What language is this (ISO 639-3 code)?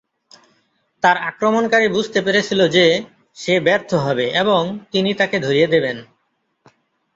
ben